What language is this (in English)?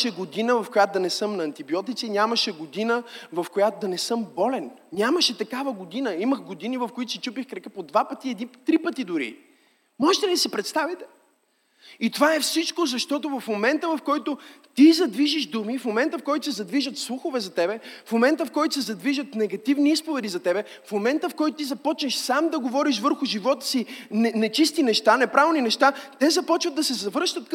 Bulgarian